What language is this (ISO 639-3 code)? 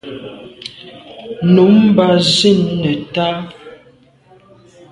byv